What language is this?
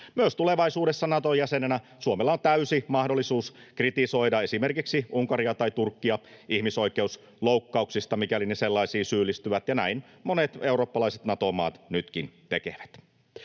Finnish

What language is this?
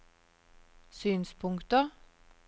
Norwegian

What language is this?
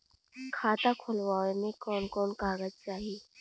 Bhojpuri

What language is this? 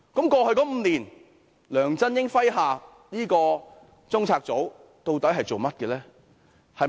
Cantonese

